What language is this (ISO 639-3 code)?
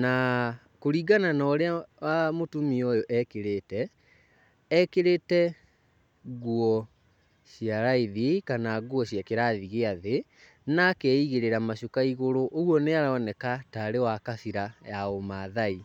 kik